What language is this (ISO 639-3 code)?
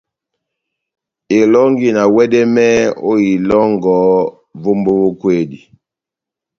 bnm